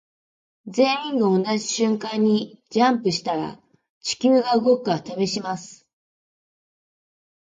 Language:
Japanese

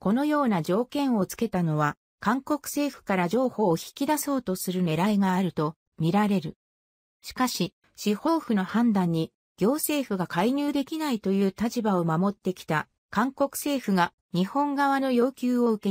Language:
Japanese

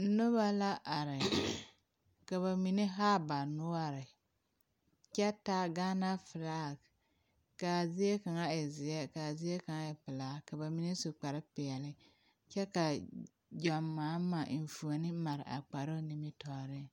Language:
Southern Dagaare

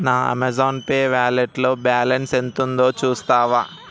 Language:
Telugu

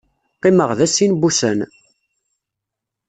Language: Kabyle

